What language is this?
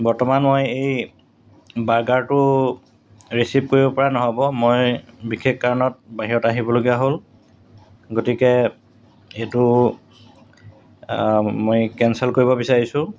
Assamese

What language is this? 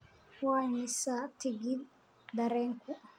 Somali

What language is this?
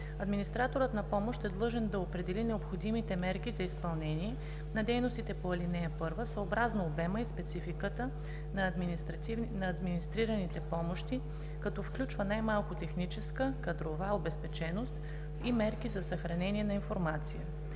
Bulgarian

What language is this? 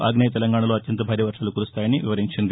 Telugu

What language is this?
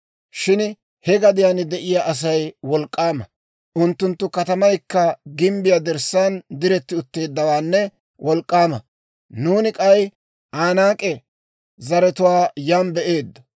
Dawro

